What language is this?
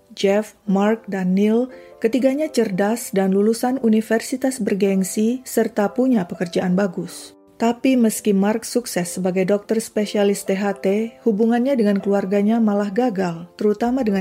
Indonesian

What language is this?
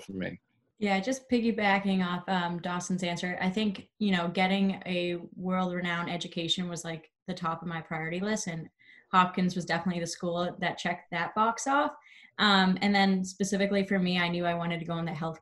English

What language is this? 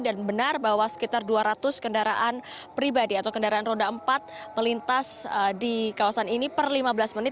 Indonesian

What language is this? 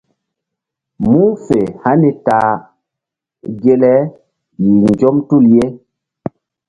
Mbum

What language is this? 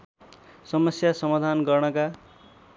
Nepali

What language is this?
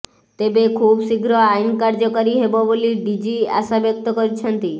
Odia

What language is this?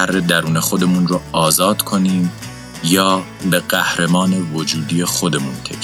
Persian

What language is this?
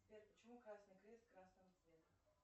Russian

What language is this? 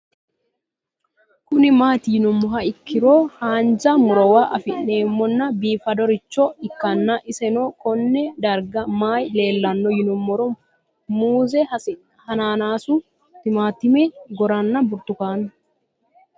Sidamo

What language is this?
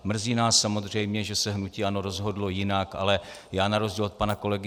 Czech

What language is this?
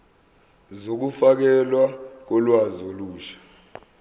Zulu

